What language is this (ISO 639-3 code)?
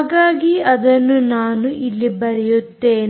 kan